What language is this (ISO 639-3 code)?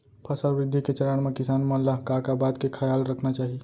hne